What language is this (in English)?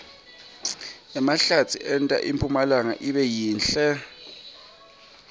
Swati